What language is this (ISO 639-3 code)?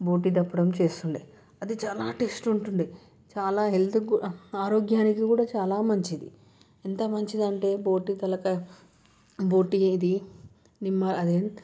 tel